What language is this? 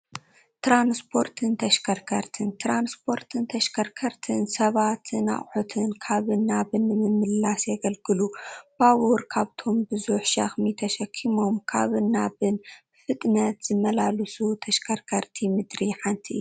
Tigrinya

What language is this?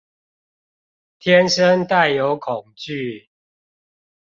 Chinese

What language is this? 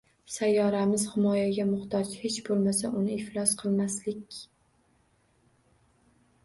Uzbek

